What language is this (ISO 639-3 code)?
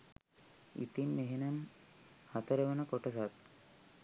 sin